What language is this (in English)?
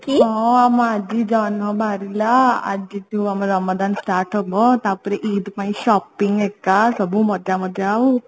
Odia